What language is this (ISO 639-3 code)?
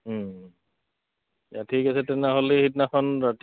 asm